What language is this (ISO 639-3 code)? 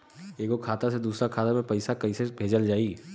bho